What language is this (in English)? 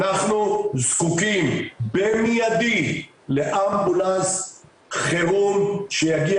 Hebrew